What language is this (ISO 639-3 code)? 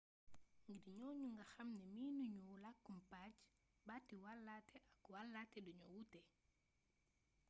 wol